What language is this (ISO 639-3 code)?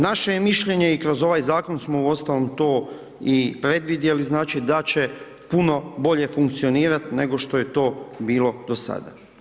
hrv